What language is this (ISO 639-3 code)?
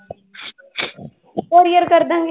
pan